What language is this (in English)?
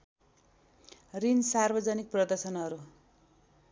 Nepali